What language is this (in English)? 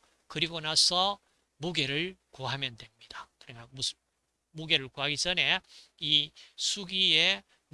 Korean